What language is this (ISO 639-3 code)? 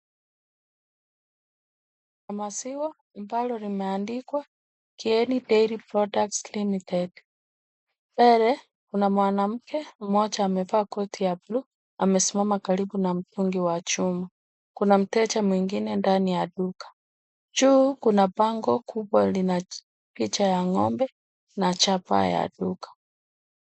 swa